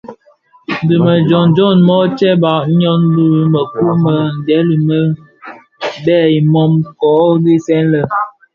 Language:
Bafia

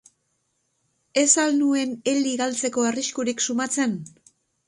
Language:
Basque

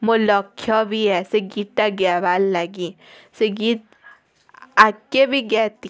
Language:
Odia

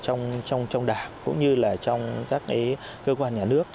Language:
Vietnamese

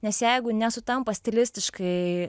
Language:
Lithuanian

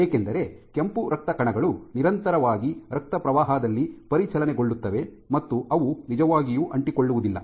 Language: Kannada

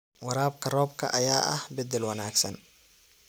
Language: Somali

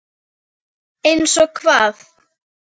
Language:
Icelandic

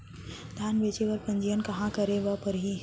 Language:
Chhattisgarhi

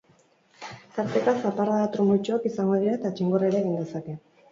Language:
Basque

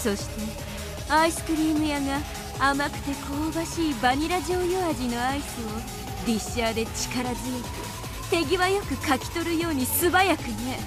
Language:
Japanese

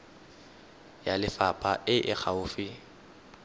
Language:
Tswana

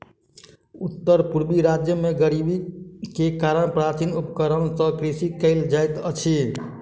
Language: Maithili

